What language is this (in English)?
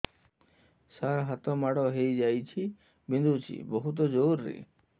Odia